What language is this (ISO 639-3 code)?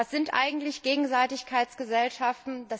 deu